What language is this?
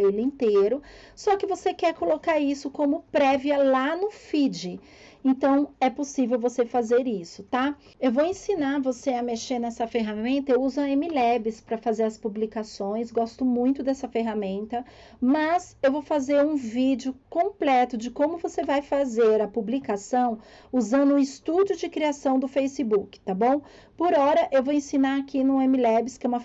Portuguese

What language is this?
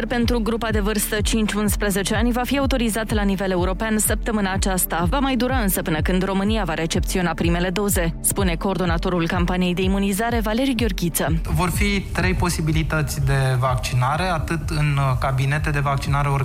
Romanian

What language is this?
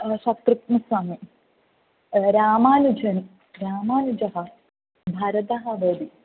Sanskrit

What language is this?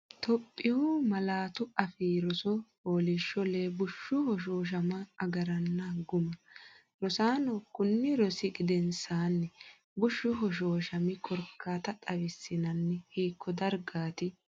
Sidamo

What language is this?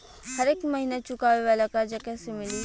Bhojpuri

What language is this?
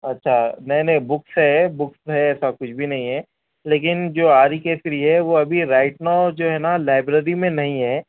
Urdu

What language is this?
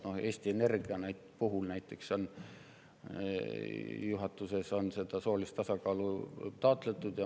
Estonian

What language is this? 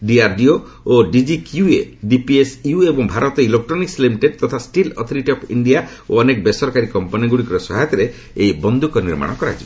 Odia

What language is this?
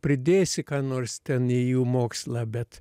Lithuanian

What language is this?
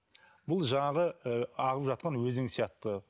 Kazakh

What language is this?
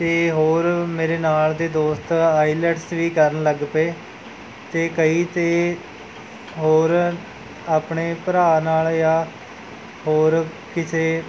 Punjabi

